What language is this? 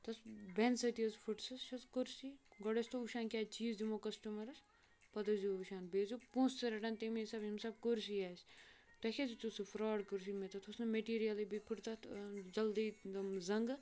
Kashmiri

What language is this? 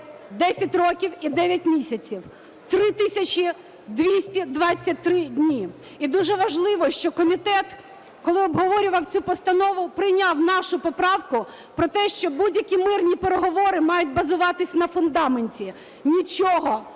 Ukrainian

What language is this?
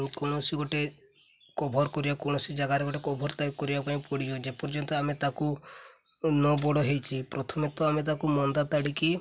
Odia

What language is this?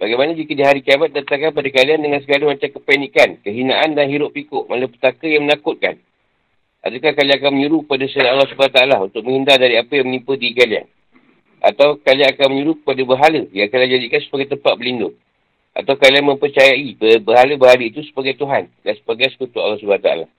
Malay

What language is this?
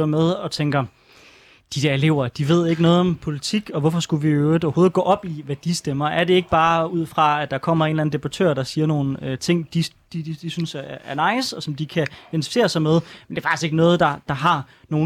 Danish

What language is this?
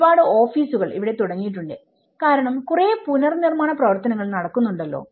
Malayalam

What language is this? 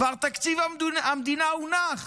Hebrew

